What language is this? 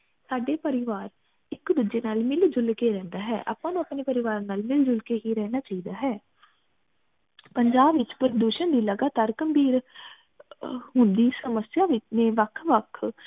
Punjabi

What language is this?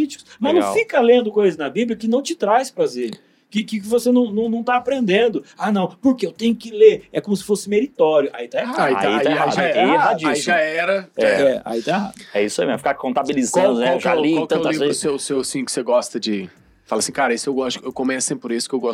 Portuguese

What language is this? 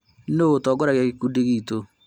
Kikuyu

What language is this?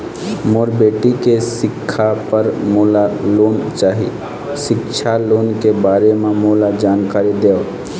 Chhattisgarhi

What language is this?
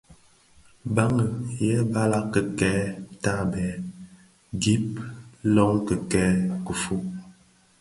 Bafia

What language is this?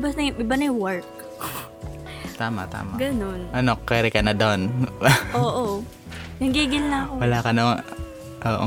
Filipino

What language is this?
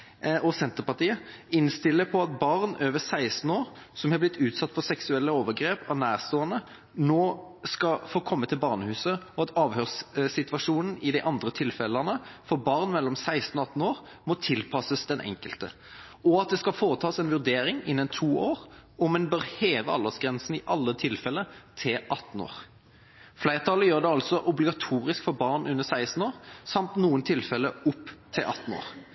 Norwegian Bokmål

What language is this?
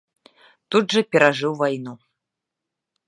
Belarusian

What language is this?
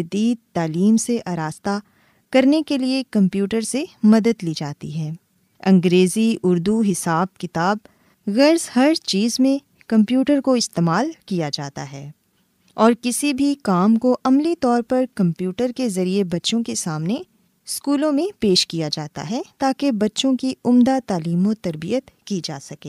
Urdu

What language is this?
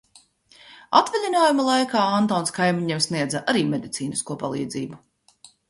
Latvian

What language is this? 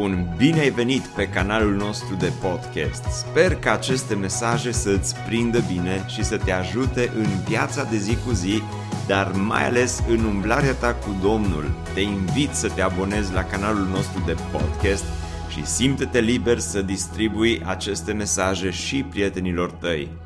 Romanian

